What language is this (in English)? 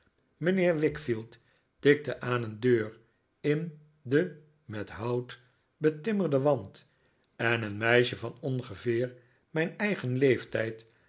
Dutch